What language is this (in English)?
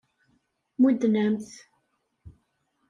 Kabyle